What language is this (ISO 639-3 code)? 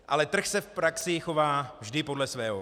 ces